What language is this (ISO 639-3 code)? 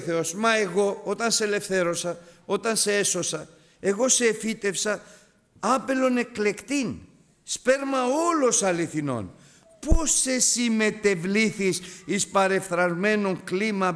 ell